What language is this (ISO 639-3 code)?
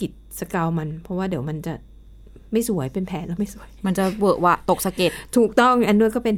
tha